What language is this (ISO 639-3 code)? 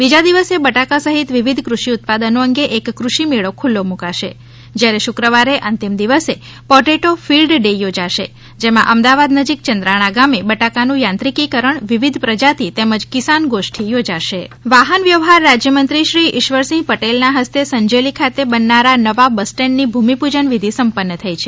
guj